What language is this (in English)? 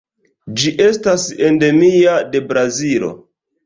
Esperanto